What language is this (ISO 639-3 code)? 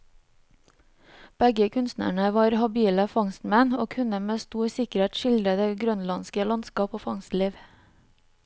nor